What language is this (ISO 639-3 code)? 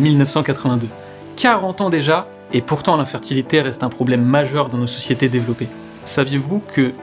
fra